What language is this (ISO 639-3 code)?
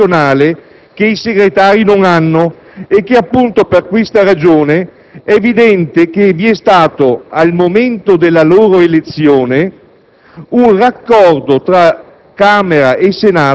ita